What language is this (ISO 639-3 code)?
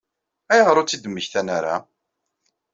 kab